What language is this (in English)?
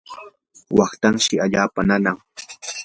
Yanahuanca Pasco Quechua